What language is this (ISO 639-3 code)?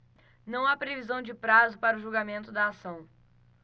por